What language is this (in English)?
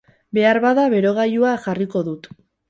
Basque